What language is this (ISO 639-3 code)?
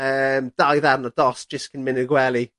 cym